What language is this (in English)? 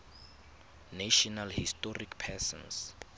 Tswana